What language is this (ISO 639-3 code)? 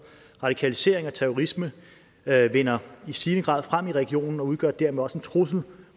dan